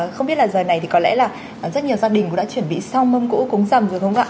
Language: Vietnamese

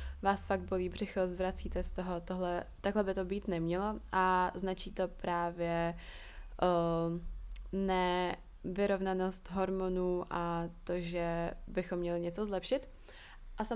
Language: Czech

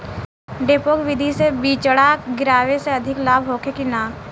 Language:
Bhojpuri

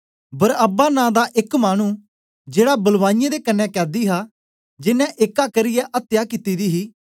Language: Dogri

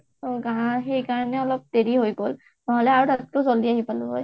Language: Assamese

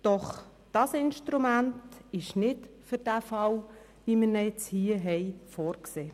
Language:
Swiss German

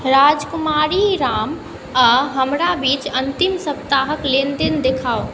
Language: Maithili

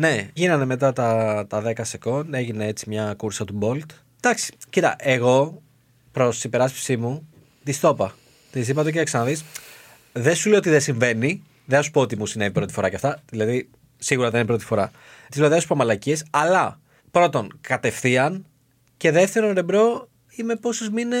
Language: Greek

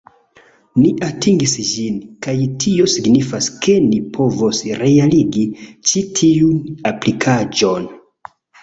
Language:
Esperanto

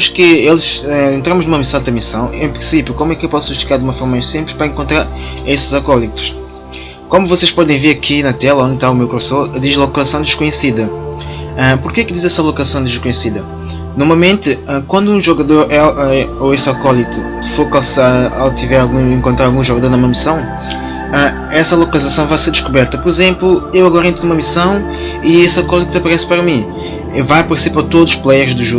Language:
Portuguese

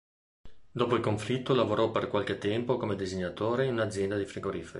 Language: Italian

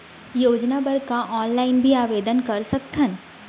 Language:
Chhattisgarhi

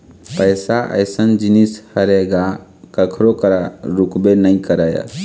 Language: Chhattisgarhi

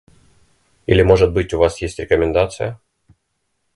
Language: Russian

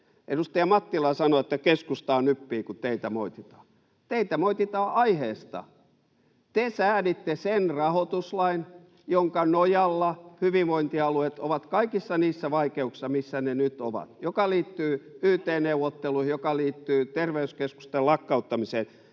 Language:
Finnish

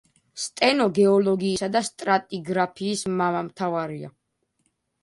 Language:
Georgian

